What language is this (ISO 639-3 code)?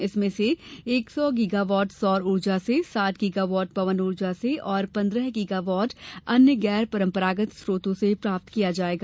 hin